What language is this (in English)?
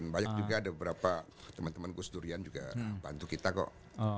Indonesian